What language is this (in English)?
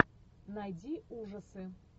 Russian